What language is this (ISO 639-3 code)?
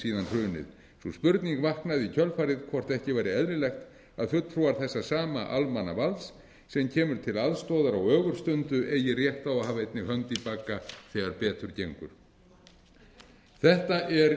isl